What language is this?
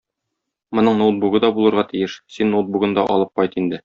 Tatar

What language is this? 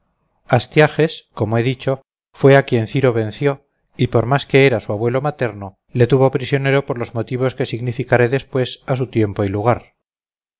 Spanish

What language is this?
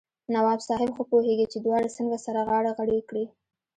Pashto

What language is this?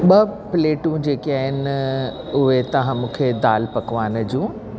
Sindhi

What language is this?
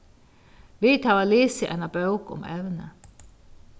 Faroese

